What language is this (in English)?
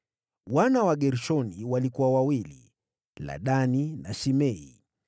Swahili